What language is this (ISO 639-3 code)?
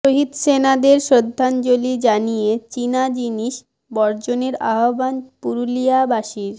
ben